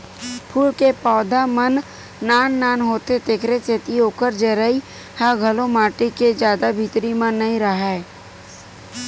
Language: Chhattisgarhi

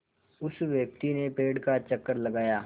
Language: Hindi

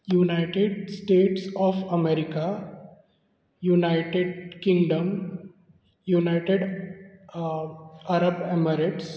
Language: Konkani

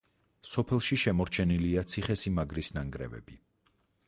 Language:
Georgian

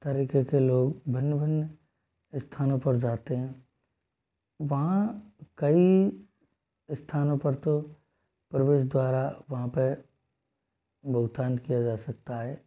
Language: Hindi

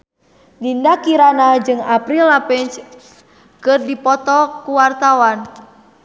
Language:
Sundanese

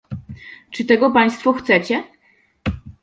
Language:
Polish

